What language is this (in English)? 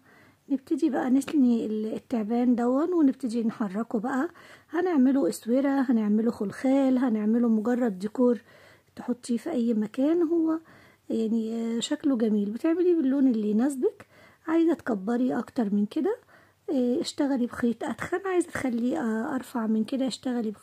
Arabic